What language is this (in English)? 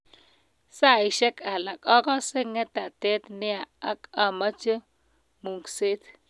Kalenjin